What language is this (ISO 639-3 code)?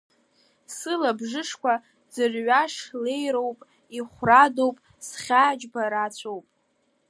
abk